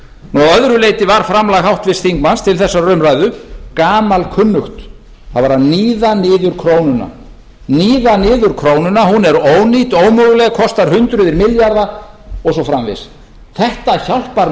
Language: Icelandic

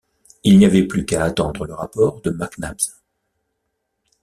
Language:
French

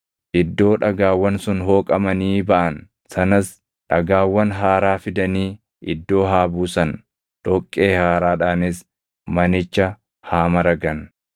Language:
Oromo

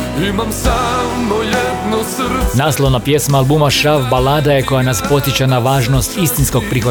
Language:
Croatian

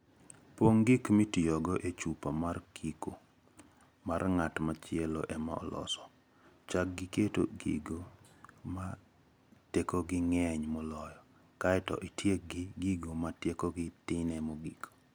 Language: Luo (Kenya and Tanzania)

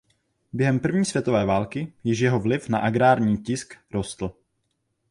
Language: Czech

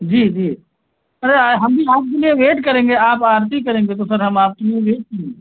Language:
Hindi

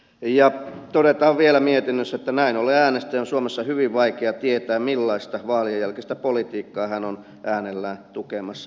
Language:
Finnish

